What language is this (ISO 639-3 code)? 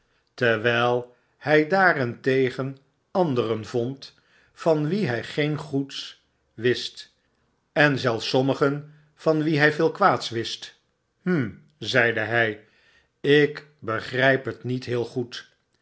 nld